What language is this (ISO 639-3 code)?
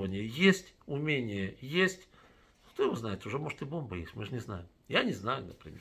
rus